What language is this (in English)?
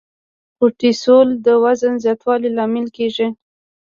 Pashto